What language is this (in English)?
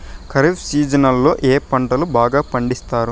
Telugu